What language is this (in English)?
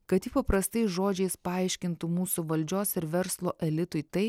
Lithuanian